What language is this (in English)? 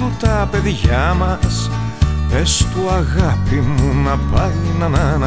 Greek